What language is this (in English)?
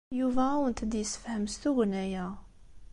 Kabyle